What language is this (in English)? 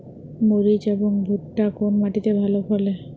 Bangla